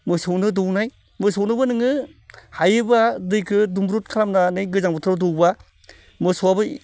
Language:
Bodo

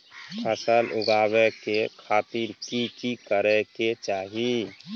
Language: Maithili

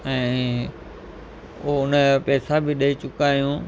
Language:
Sindhi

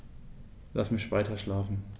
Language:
German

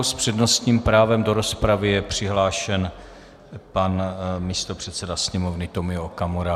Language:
Czech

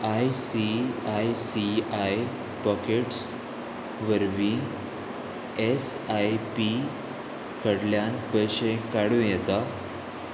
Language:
Konkani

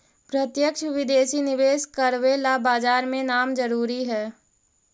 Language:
Magahi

